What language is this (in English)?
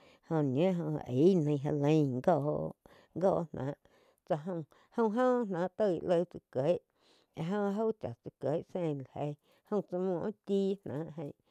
Quiotepec Chinantec